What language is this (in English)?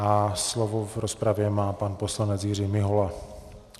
Czech